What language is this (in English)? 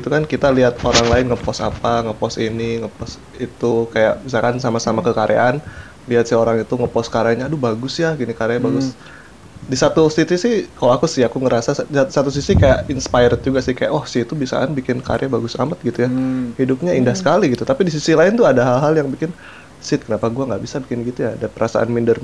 Indonesian